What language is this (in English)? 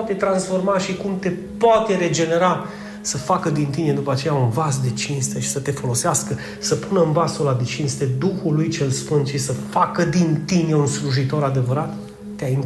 Romanian